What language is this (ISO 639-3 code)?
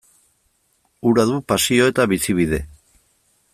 eus